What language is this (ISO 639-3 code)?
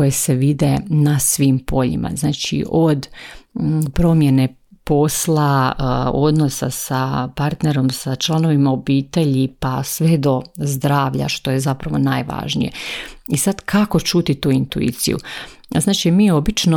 hrv